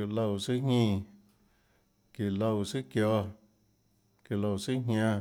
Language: Tlacoatzintepec Chinantec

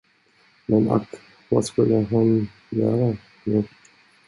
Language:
Swedish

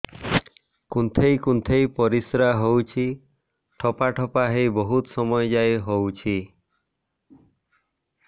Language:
Odia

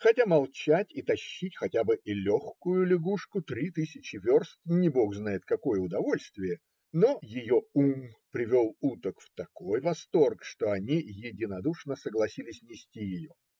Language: Russian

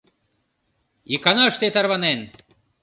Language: Mari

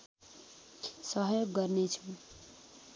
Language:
Nepali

